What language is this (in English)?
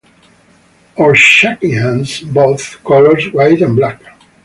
English